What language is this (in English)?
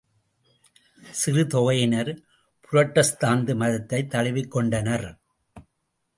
Tamil